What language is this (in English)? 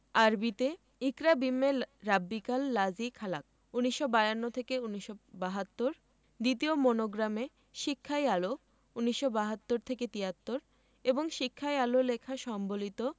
Bangla